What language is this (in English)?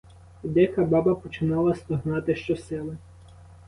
Ukrainian